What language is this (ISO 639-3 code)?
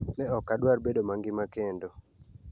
luo